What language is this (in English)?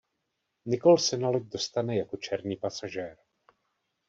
Czech